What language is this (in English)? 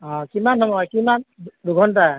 Assamese